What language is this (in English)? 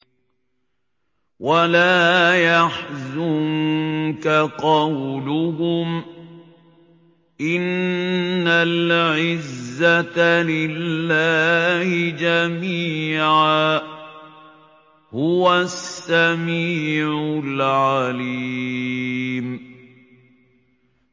Arabic